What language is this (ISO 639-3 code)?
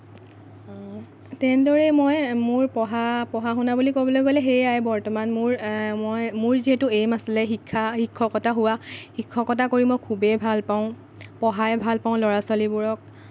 asm